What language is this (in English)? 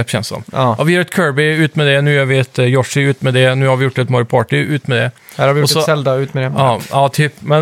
Swedish